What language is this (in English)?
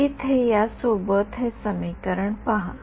Marathi